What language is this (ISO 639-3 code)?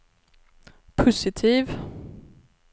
swe